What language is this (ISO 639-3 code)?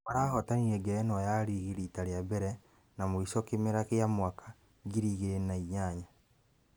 kik